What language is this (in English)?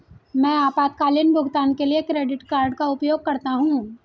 Hindi